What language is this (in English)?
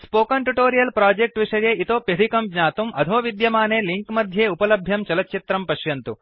Sanskrit